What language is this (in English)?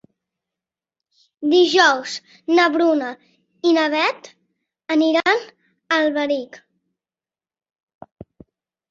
Catalan